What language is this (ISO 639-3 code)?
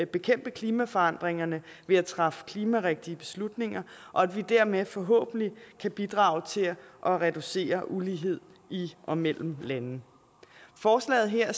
dan